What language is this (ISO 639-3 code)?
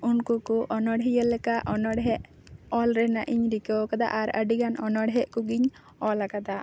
sat